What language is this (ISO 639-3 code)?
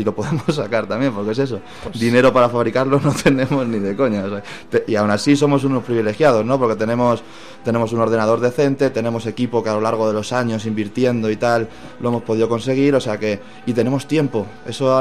spa